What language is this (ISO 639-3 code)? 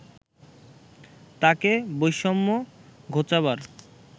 ben